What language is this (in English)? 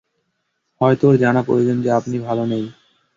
Bangla